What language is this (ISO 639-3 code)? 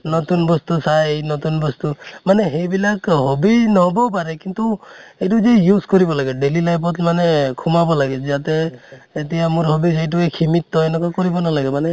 asm